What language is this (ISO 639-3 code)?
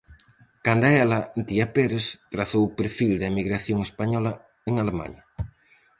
glg